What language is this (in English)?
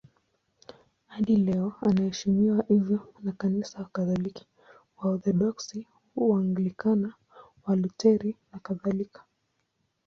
Swahili